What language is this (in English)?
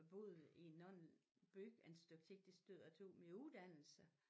Danish